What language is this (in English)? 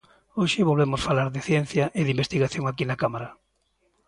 Galician